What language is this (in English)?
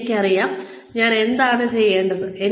Malayalam